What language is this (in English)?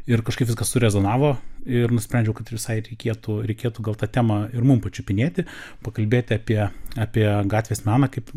Lithuanian